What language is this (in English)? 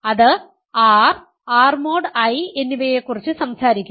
Malayalam